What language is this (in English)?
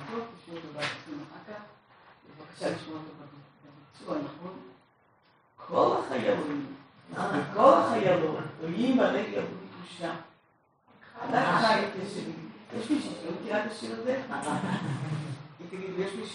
Hebrew